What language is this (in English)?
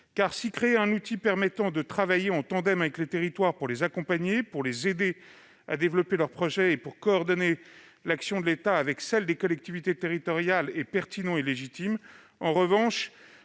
French